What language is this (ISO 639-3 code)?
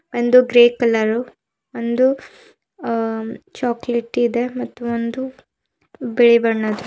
kan